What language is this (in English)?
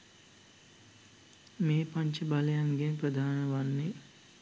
Sinhala